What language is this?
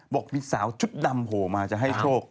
Thai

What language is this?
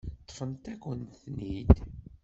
Kabyle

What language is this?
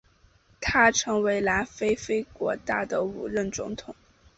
Chinese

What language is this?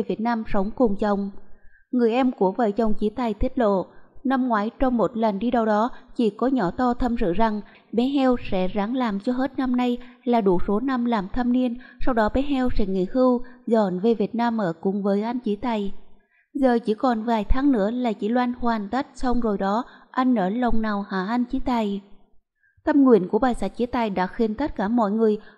Vietnamese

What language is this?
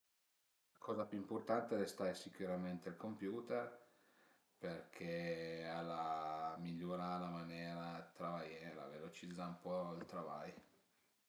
Piedmontese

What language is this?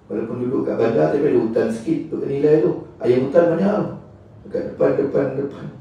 Malay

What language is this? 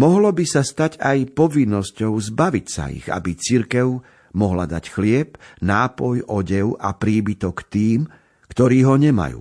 Slovak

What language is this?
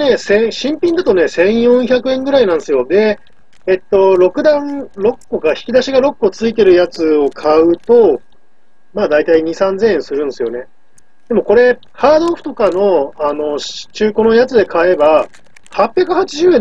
Japanese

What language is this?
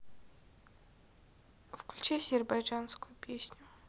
Russian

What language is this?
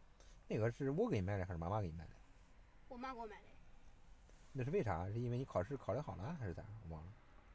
Chinese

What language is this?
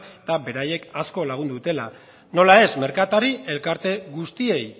Basque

